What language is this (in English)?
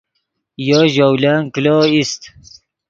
Yidgha